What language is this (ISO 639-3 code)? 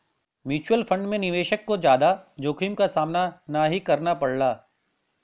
bho